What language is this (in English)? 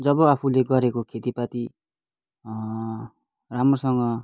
Nepali